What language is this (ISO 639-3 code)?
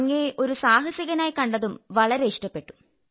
mal